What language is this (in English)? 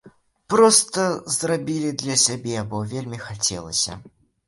Belarusian